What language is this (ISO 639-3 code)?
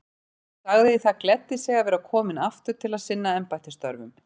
isl